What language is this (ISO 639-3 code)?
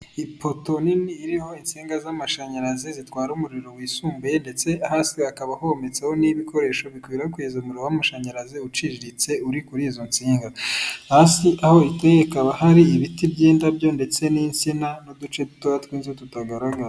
kin